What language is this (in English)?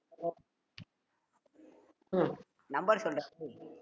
Tamil